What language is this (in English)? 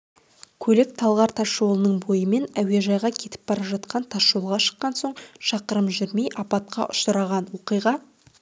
Kazakh